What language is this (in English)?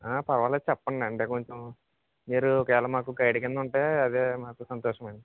Telugu